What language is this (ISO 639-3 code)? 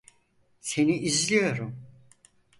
tur